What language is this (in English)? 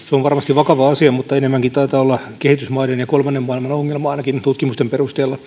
Finnish